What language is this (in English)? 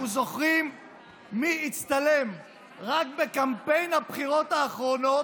Hebrew